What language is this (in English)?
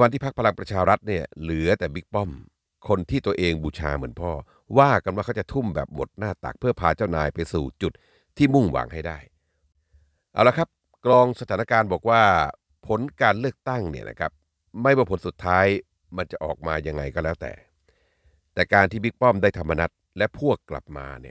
Thai